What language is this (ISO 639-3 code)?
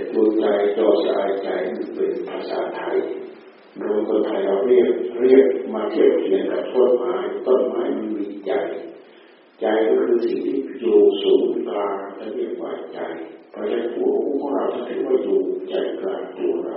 tha